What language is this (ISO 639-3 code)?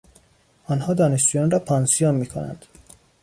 fas